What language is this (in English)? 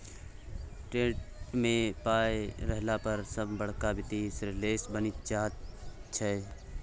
Maithili